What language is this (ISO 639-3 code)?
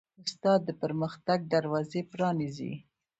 pus